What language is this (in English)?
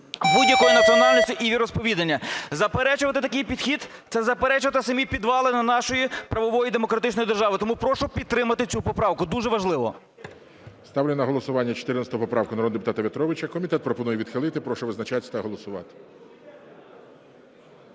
Ukrainian